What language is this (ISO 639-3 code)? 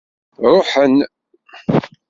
kab